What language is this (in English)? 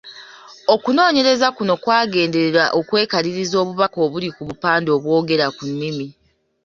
Ganda